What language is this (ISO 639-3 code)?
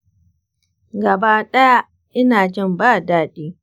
hau